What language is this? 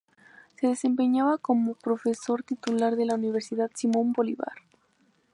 Spanish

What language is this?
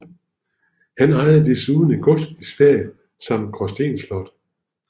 Danish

